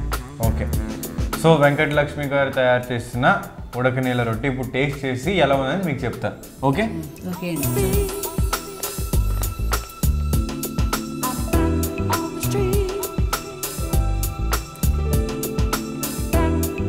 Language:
English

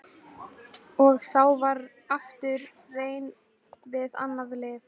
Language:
Icelandic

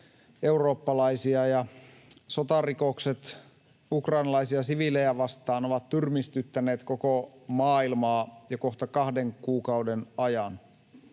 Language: Finnish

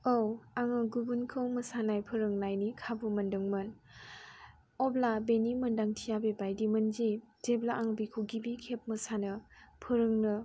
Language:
Bodo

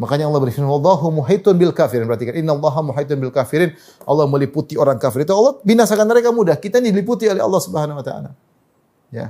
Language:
Indonesian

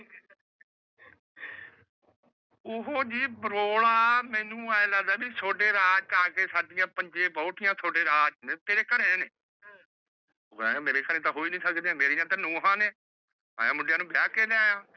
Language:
Punjabi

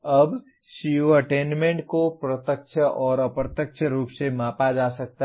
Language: Hindi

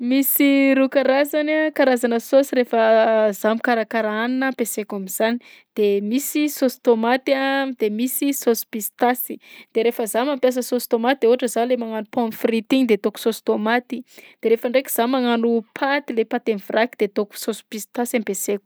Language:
Southern Betsimisaraka Malagasy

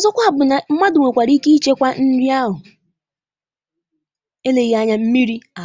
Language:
Igbo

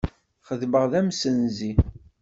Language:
Kabyle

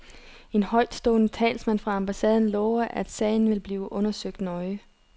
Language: Danish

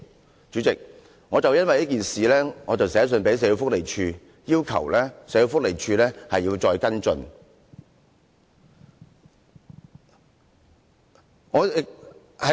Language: Cantonese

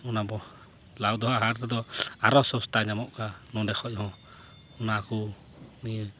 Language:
Santali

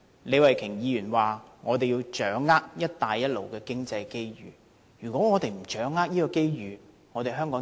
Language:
Cantonese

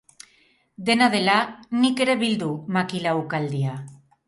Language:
Basque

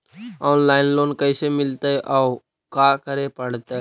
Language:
Magahi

